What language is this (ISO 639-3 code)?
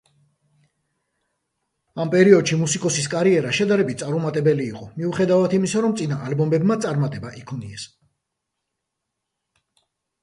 kat